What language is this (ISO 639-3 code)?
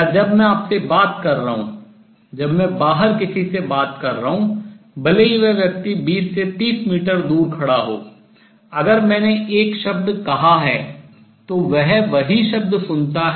hin